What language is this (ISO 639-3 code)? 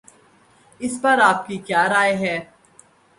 urd